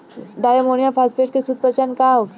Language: Bhojpuri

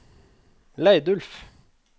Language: Norwegian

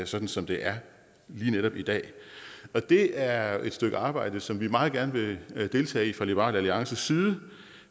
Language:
Danish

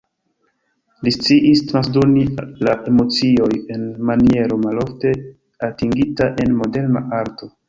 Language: Esperanto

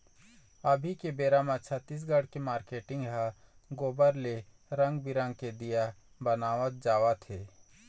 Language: Chhattisgarhi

